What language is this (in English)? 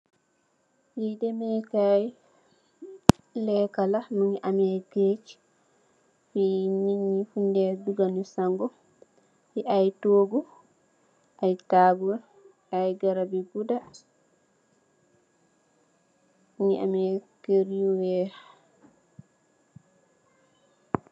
Wolof